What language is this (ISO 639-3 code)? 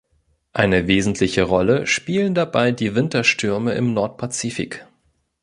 deu